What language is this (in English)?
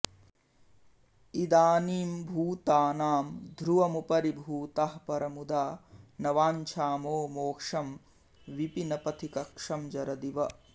Sanskrit